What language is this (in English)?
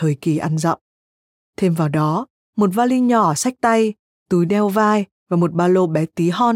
Vietnamese